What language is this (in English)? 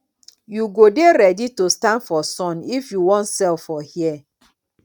Nigerian Pidgin